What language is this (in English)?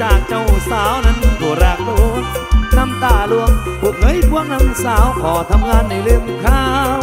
Thai